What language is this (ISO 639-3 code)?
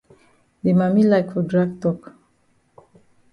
wes